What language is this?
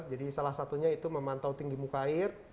Indonesian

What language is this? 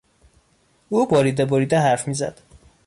Persian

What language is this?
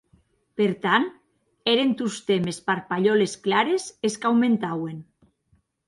Occitan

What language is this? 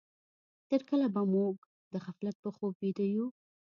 Pashto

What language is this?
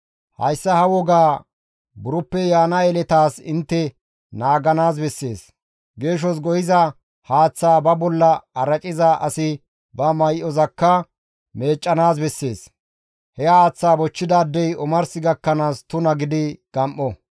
Gamo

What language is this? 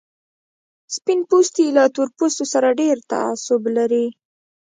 Pashto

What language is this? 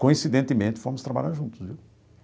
Portuguese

